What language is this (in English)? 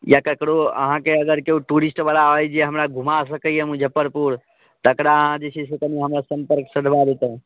Maithili